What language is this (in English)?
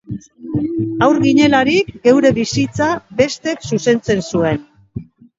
Basque